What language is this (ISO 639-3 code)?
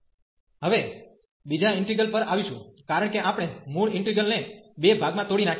guj